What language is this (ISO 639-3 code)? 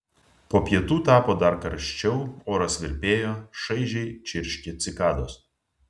lit